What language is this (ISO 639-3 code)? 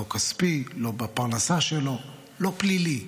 heb